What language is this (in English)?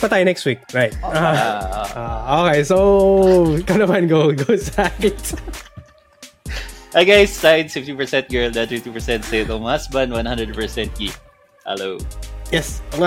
Filipino